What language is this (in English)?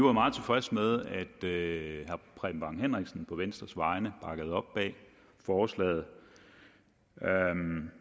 Danish